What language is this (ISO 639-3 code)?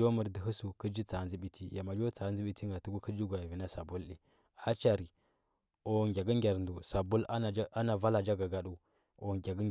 hbb